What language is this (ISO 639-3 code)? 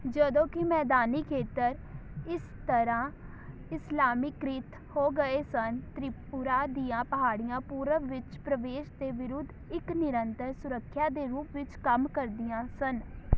pan